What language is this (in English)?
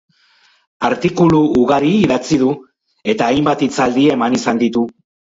Basque